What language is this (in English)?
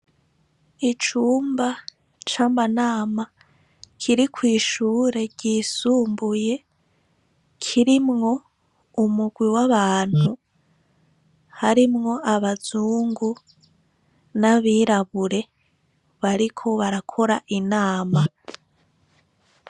Rundi